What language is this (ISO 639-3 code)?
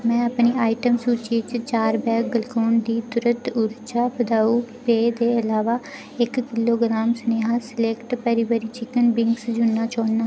doi